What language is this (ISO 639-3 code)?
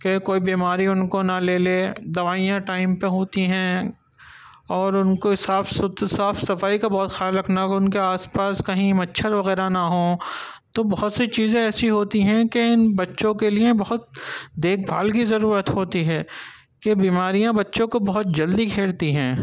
urd